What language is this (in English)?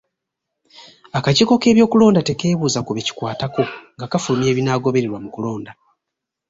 Ganda